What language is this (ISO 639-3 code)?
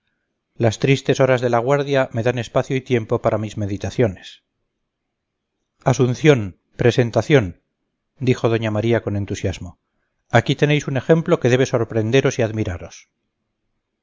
spa